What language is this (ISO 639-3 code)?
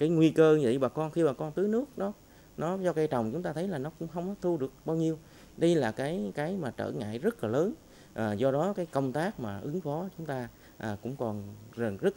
vie